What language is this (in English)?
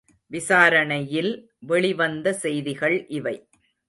Tamil